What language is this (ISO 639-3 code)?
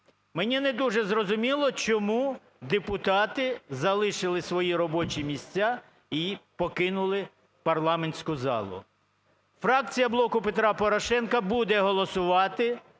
ukr